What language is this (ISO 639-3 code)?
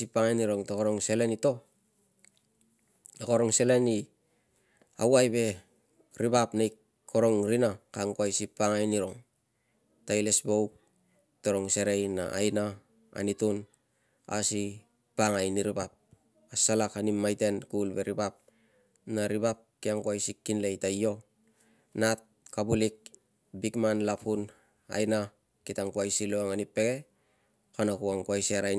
lcm